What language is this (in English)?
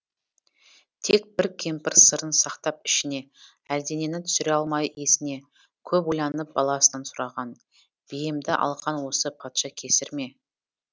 Kazakh